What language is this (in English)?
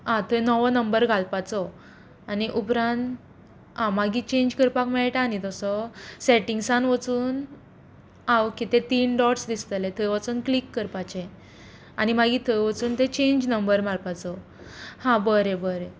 Konkani